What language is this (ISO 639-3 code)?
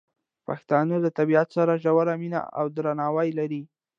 pus